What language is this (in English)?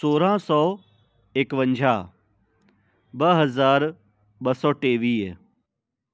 Sindhi